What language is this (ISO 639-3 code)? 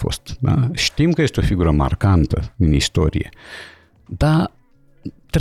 ron